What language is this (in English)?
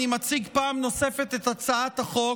Hebrew